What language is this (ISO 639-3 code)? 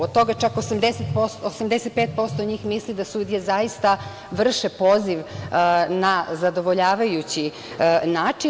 srp